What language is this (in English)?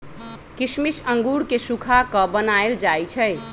Magahi